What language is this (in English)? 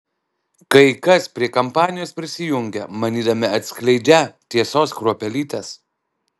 Lithuanian